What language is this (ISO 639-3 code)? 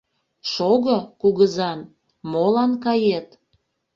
chm